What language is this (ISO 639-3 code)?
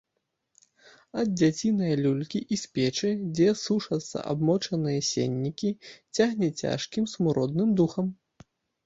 bel